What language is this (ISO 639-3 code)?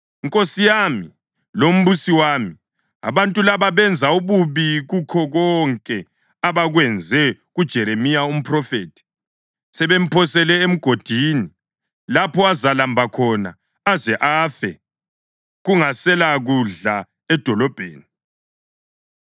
nde